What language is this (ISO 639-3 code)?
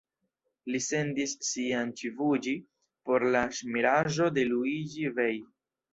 epo